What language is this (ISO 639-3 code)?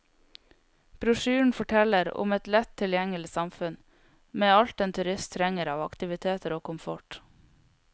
nor